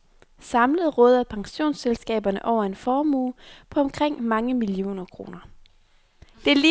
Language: Danish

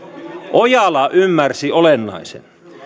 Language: Finnish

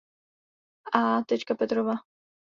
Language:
Czech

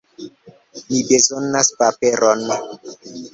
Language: Esperanto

